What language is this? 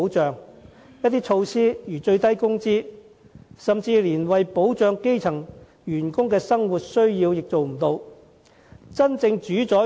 Cantonese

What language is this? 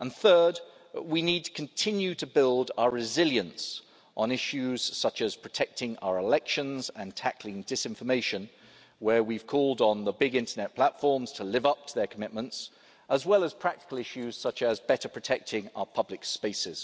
English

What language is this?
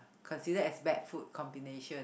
English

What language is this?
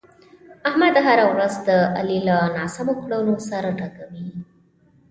Pashto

